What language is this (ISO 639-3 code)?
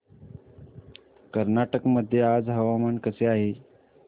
mar